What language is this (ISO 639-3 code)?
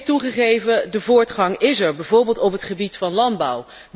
nld